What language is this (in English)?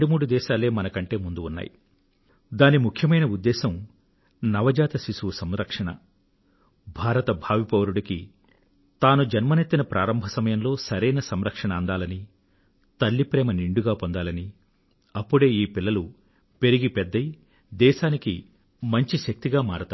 Telugu